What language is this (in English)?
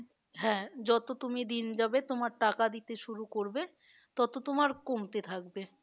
Bangla